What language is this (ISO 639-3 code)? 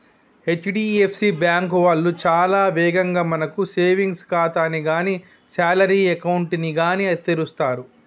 tel